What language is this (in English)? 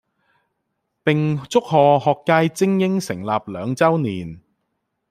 Cantonese